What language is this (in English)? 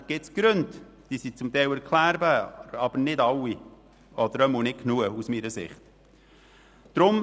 Swiss German